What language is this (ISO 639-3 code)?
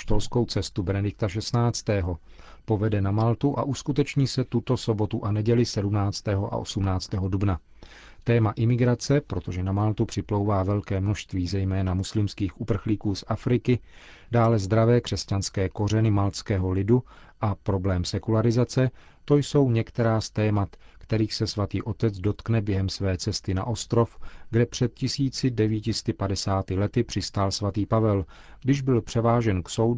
ces